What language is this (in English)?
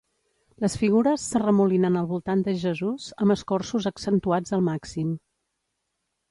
Catalan